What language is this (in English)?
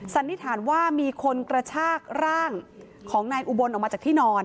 Thai